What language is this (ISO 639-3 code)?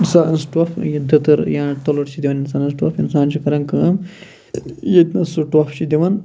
kas